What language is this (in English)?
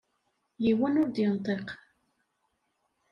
Kabyle